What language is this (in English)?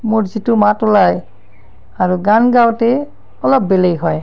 Assamese